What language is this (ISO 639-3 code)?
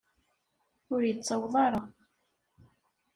kab